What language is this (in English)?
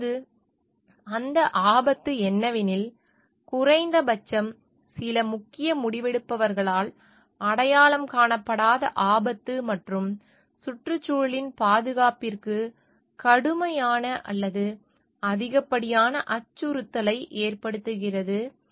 Tamil